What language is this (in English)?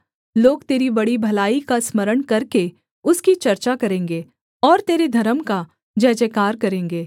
Hindi